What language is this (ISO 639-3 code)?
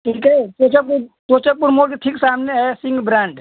hin